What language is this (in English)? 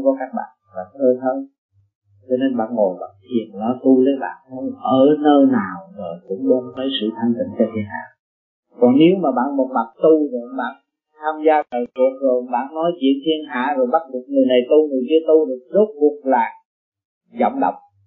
Vietnamese